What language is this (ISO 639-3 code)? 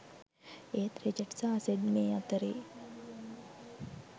sin